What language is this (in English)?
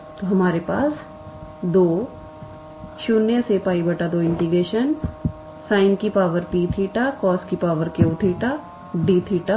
Hindi